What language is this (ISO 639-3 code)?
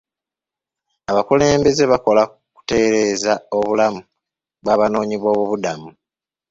lug